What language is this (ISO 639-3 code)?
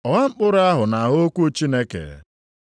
ibo